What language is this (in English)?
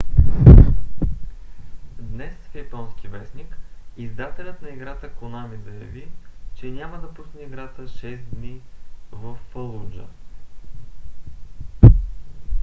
Bulgarian